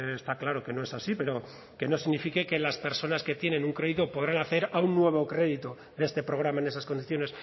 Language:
Spanish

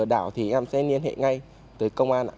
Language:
Vietnamese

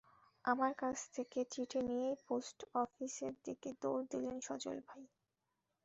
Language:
Bangla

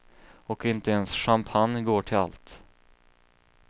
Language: Swedish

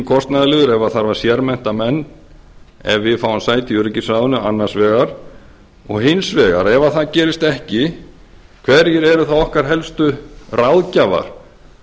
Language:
Icelandic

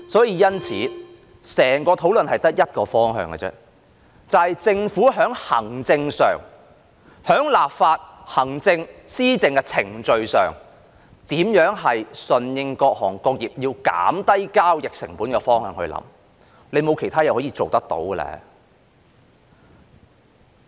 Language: Cantonese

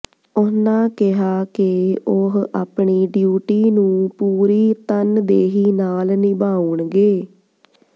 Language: Punjabi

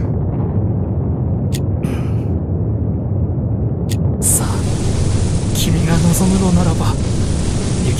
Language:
Japanese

